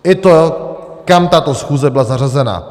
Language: Czech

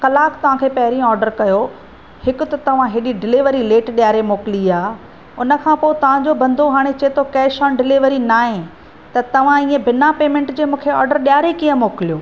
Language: Sindhi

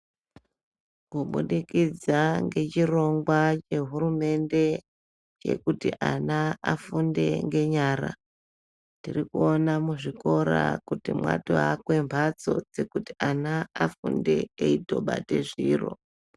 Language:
Ndau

